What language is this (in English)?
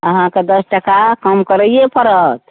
Maithili